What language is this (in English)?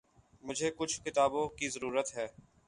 Urdu